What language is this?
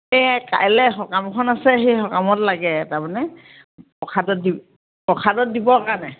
Assamese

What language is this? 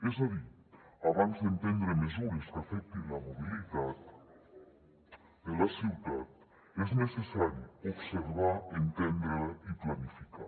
Catalan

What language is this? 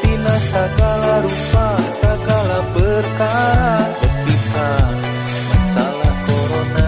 Indonesian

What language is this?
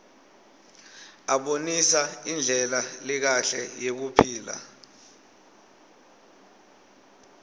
Swati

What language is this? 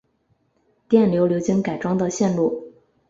Chinese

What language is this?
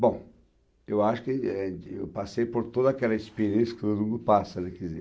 Portuguese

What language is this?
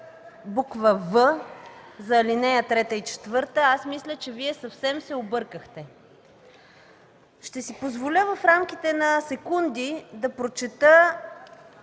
Bulgarian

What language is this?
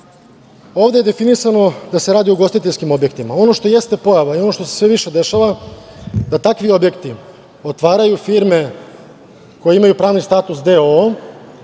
Serbian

